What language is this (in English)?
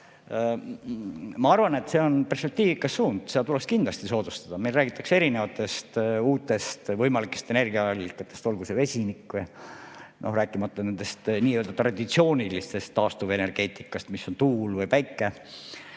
Estonian